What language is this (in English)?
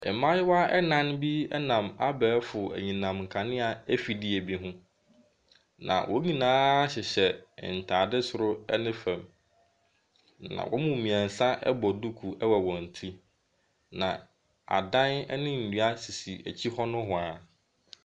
Akan